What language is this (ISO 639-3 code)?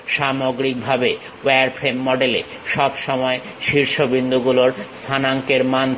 ben